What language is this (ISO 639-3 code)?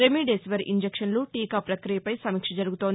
tel